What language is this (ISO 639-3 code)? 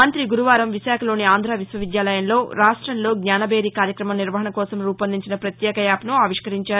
tel